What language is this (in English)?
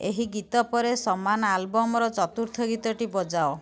Odia